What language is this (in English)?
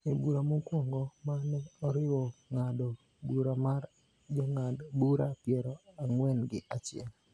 Luo (Kenya and Tanzania)